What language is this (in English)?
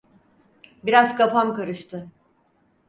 Turkish